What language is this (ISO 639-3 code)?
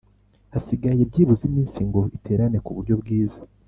kin